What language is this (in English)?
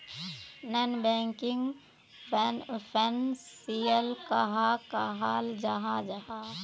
Magahi